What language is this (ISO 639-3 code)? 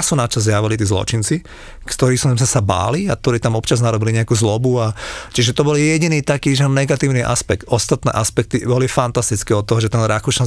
slk